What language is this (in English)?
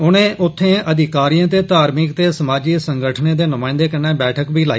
Dogri